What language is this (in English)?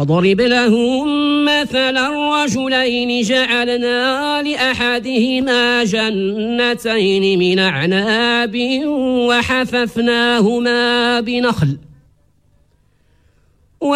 Arabic